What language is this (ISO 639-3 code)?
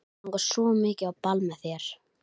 isl